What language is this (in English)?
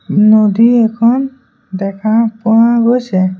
Assamese